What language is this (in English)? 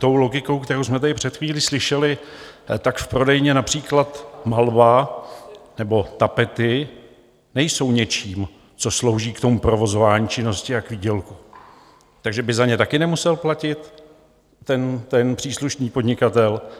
Czech